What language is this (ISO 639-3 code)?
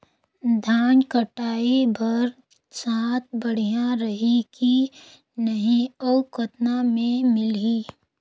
hne